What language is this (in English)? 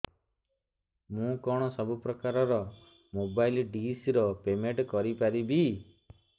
Odia